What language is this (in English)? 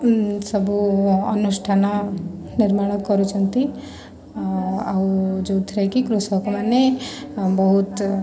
Odia